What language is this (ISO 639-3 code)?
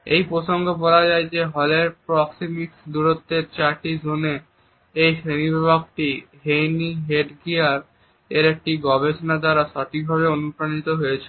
ben